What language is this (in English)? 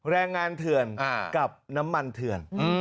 Thai